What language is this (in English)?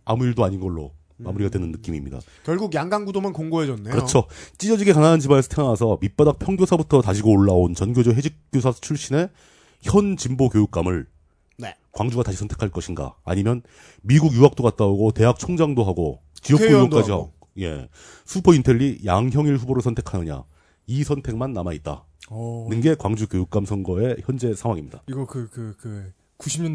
Korean